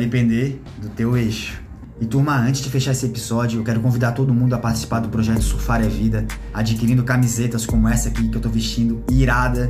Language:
Portuguese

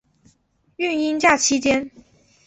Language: Chinese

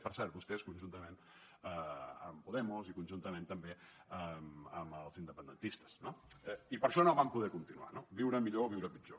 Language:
Catalan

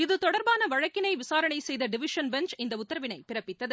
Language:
Tamil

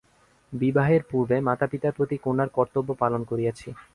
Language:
Bangla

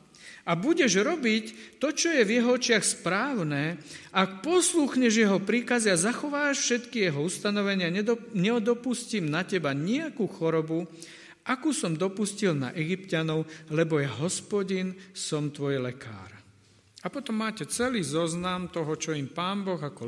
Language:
Slovak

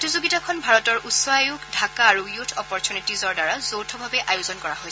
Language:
Assamese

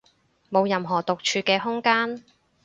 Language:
Cantonese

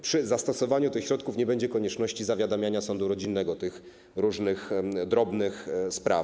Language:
Polish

